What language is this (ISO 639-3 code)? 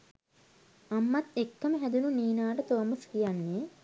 sin